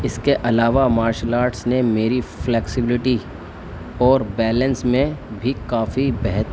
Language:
Urdu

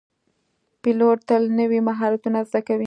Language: Pashto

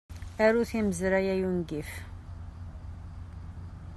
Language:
Kabyle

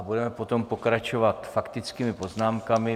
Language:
Czech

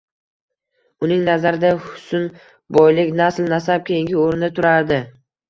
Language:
Uzbek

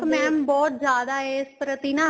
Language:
Punjabi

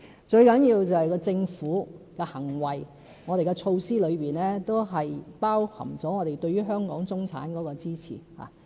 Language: Cantonese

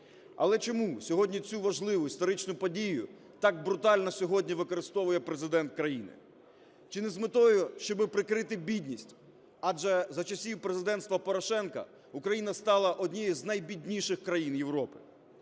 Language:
Ukrainian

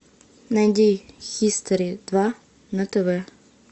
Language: Russian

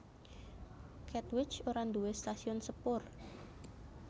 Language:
Javanese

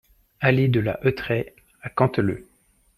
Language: French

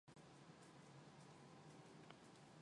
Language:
Mongolian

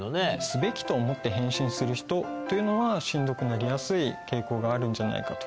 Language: Japanese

